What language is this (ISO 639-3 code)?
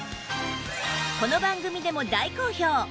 jpn